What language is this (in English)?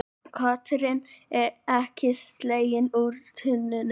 Icelandic